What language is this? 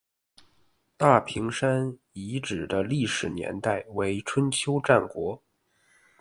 Chinese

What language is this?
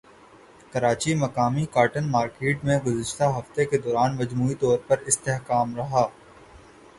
Urdu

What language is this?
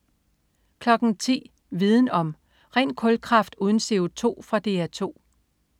Danish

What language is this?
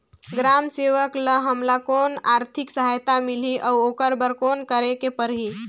Chhattisgarhi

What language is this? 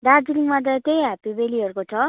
Nepali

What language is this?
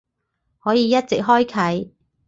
Cantonese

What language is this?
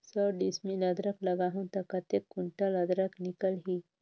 Chhattisgarhi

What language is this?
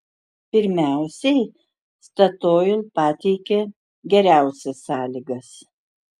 Lithuanian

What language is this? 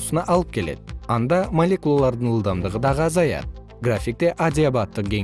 Kyrgyz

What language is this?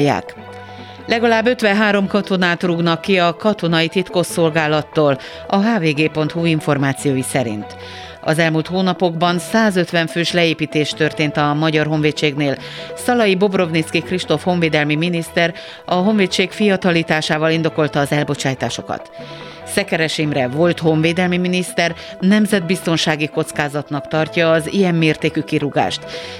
Hungarian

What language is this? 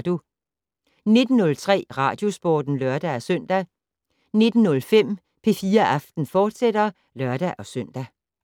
Danish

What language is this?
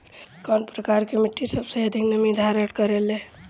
Bhojpuri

